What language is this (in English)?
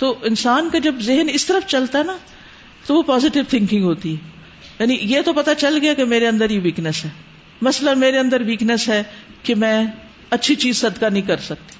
Urdu